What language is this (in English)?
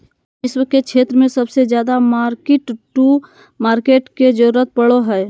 Magahi